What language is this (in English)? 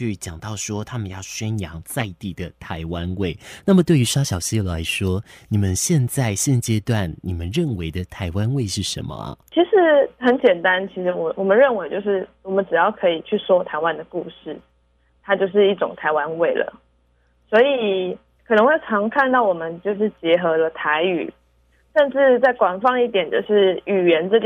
Chinese